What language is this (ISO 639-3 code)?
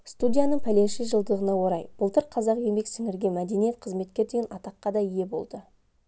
kaz